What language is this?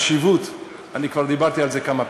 Hebrew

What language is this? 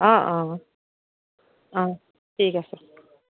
Assamese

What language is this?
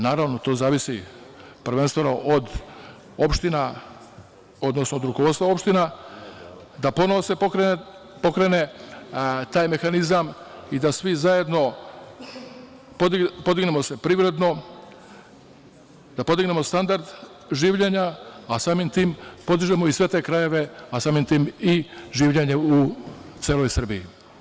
Serbian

